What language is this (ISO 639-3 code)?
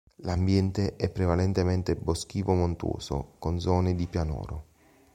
ita